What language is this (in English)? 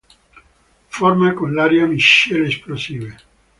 Italian